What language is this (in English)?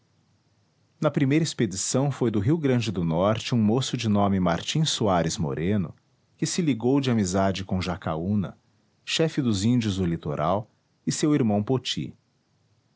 Portuguese